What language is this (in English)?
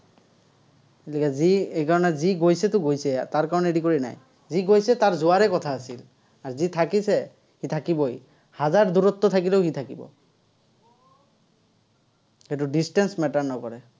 Assamese